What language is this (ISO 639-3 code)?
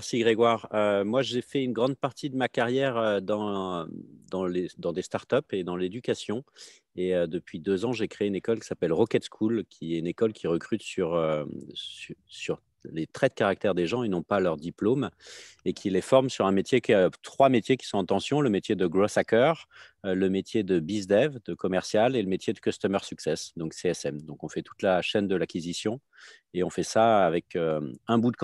fra